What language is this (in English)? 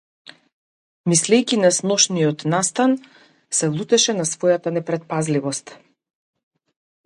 Macedonian